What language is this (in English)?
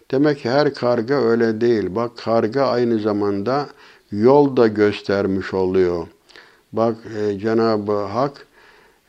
Turkish